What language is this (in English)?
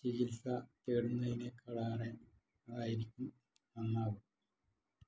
Malayalam